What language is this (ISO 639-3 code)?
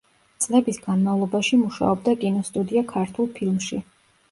kat